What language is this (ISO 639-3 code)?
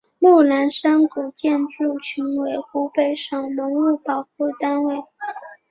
zho